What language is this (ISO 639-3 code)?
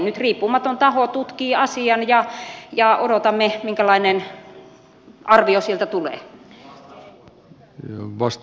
fin